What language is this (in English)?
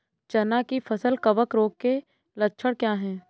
Hindi